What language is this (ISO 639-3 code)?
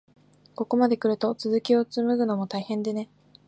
jpn